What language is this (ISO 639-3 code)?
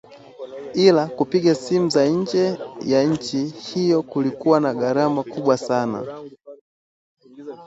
swa